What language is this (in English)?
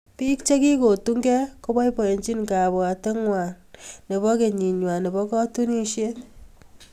Kalenjin